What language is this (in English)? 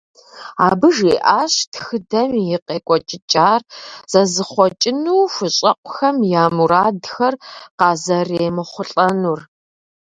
Kabardian